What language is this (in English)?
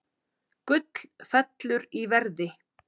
Icelandic